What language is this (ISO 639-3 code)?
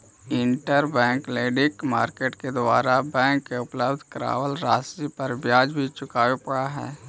mag